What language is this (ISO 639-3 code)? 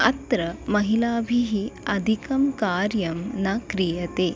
san